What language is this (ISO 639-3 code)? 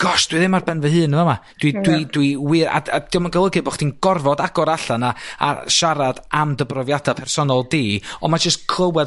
cym